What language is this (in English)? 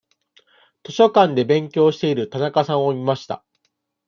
Japanese